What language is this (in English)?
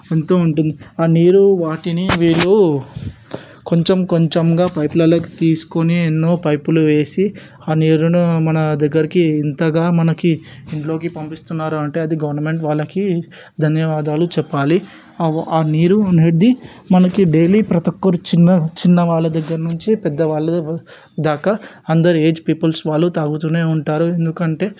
Telugu